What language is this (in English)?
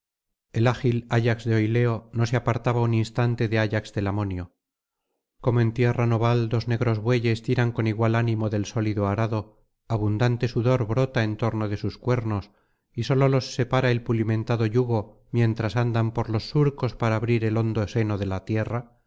Spanish